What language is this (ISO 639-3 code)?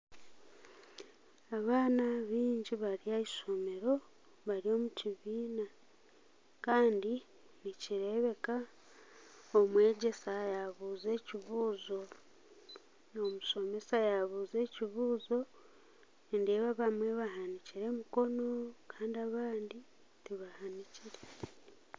nyn